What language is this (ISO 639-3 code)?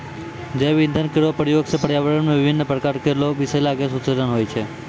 mai